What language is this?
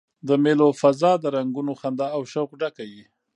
Pashto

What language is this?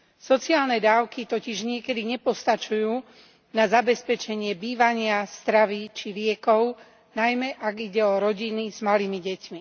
Slovak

